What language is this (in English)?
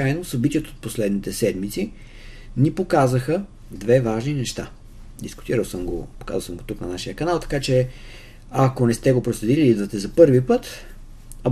Bulgarian